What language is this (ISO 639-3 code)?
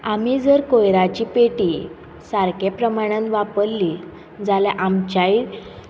kok